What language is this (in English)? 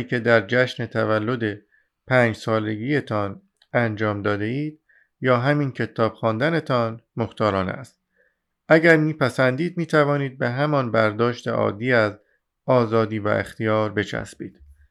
Persian